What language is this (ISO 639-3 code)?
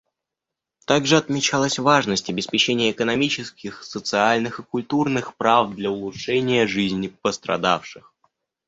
rus